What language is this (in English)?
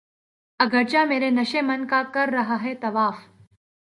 Urdu